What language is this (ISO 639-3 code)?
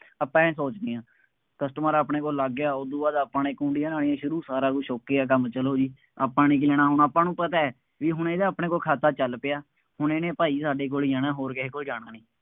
pan